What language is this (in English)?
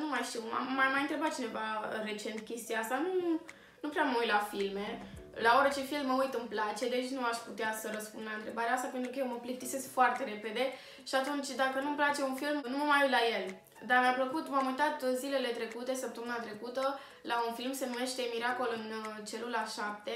Romanian